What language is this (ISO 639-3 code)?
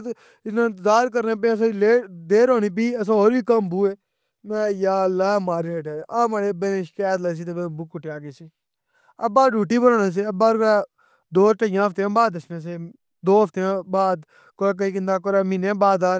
phr